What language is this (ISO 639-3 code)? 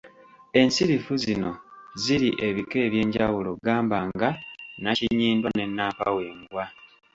lug